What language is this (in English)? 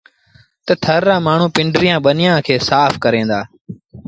Sindhi Bhil